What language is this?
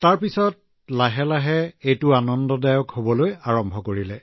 Assamese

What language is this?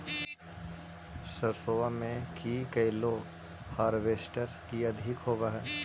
Magahi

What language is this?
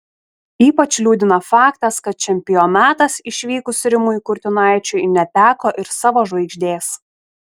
Lithuanian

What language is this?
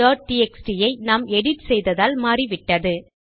Tamil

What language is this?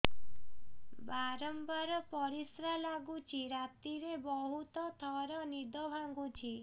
Odia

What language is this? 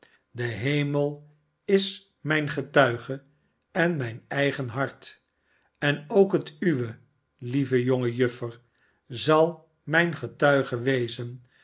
Dutch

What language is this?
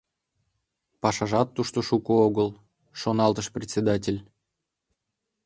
Mari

